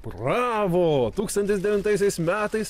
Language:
Lithuanian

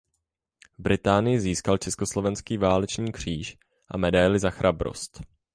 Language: Czech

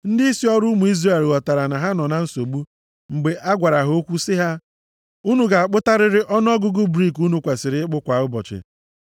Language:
Igbo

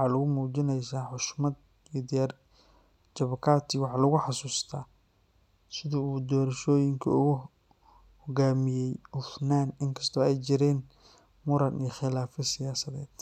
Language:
Somali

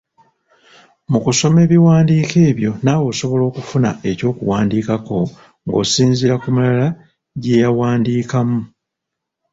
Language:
Ganda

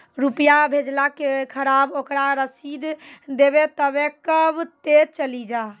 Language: Maithili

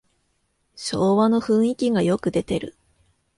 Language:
Japanese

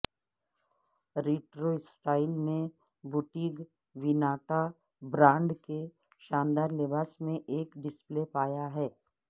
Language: Urdu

